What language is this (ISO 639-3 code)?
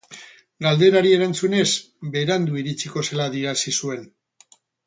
eus